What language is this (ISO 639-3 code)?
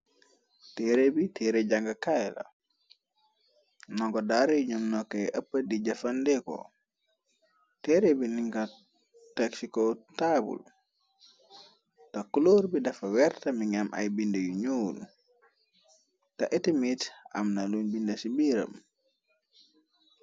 wol